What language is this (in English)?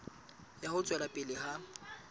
Southern Sotho